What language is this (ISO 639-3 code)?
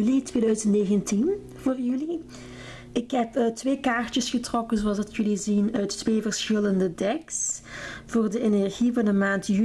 nld